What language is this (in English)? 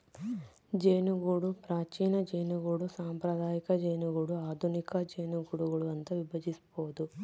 Kannada